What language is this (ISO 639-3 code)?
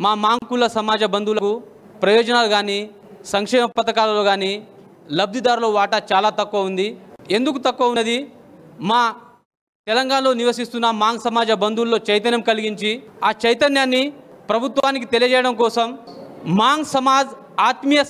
tel